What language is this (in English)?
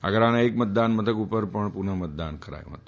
Gujarati